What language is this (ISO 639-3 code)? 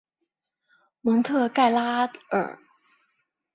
zho